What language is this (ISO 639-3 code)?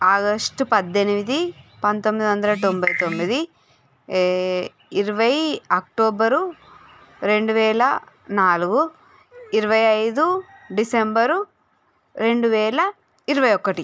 tel